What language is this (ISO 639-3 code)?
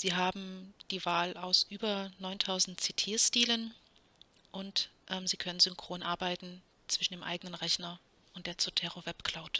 deu